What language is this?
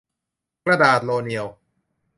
Thai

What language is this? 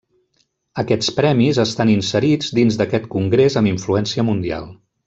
Catalan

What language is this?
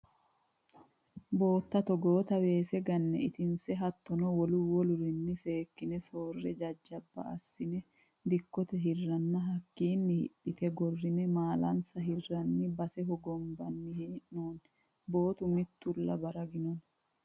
Sidamo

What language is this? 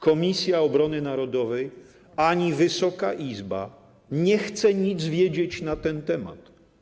Polish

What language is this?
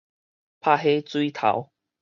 Min Nan Chinese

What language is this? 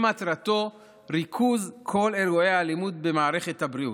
Hebrew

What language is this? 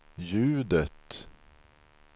Swedish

